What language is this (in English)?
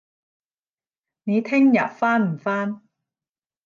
Cantonese